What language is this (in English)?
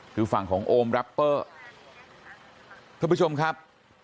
Thai